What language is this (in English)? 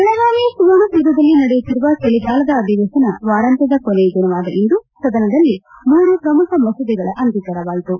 Kannada